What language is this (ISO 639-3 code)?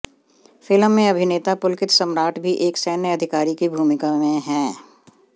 hin